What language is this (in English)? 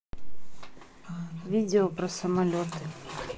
Russian